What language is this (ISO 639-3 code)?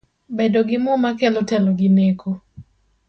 luo